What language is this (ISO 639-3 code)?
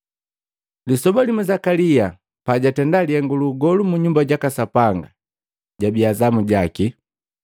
mgv